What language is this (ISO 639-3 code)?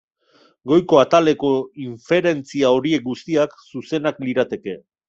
eus